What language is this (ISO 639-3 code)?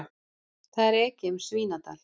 isl